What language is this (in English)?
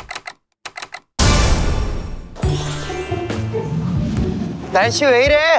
Korean